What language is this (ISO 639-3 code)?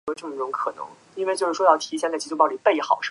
zho